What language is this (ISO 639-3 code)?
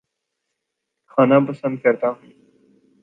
urd